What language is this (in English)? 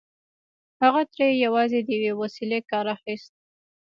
Pashto